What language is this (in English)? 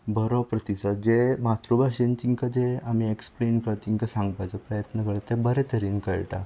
Konkani